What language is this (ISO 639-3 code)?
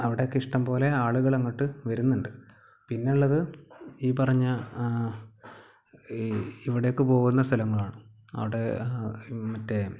mal